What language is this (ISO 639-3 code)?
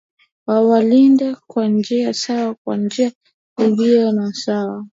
swa